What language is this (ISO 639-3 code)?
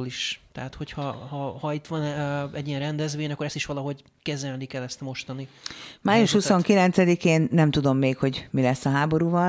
hun